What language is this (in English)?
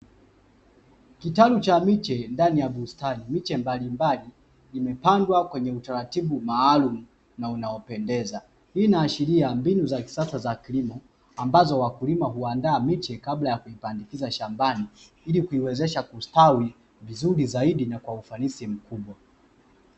Swahili